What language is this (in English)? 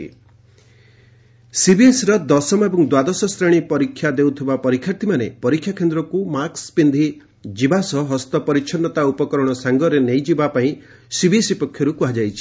Odia